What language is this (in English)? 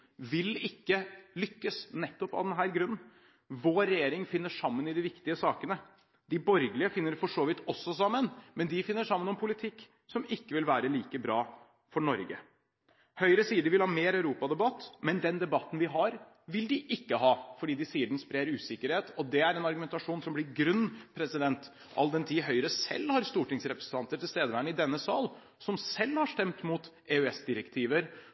Norwegian Bokmål